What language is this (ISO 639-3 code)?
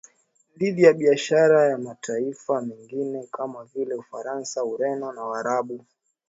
swa